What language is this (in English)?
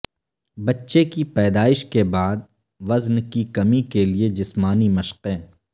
Urdu